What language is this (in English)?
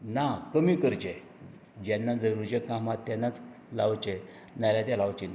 Konkani